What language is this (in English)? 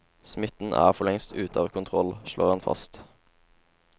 Norwegian